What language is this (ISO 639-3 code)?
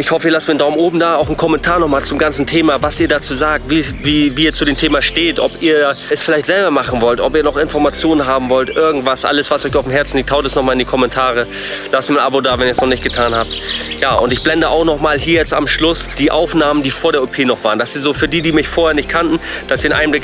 deu